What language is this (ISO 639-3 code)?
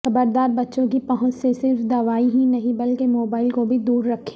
urd